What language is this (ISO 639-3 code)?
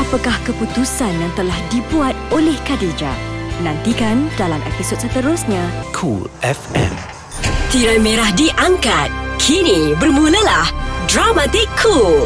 msa